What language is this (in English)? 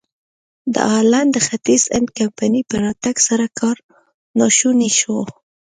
Pashto